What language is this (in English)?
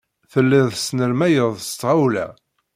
Kabyle